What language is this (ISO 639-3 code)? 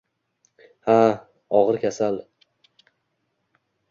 uzb